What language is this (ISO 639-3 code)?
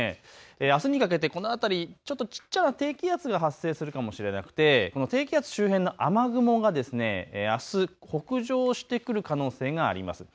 jpn